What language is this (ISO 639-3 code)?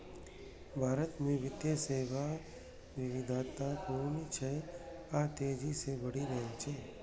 mai